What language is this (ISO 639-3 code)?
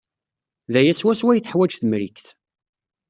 kab